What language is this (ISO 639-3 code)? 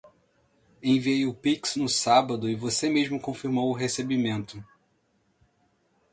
por